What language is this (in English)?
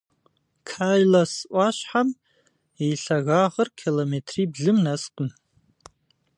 Kabardian